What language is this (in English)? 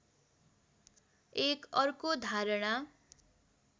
Nepali